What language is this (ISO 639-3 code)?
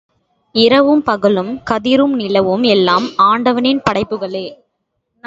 tam